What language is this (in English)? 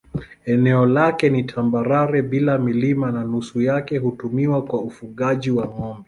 Swahili